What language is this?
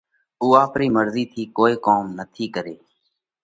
Parkari Koli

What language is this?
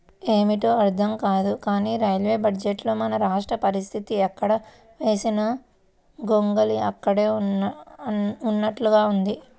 Telugu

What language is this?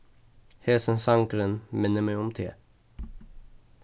Faroese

